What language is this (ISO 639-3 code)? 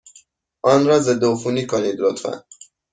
fas